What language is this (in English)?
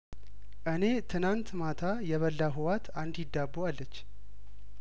Amharic